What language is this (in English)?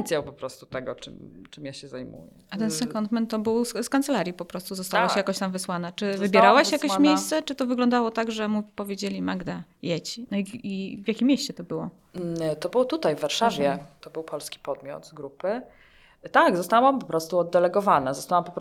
Polish